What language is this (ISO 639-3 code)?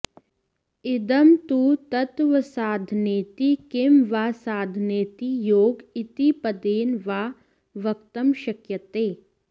san